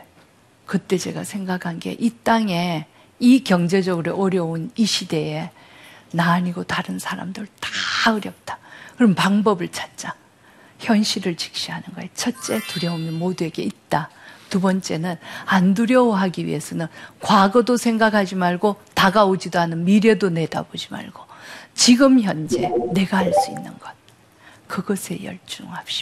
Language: Korean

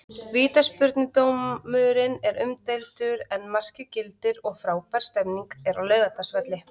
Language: Icelandic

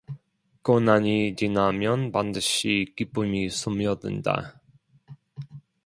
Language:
Korean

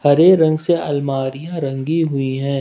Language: Hindi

